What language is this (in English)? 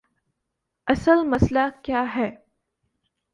Urdu